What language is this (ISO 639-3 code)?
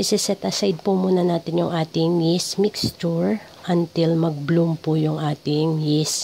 fil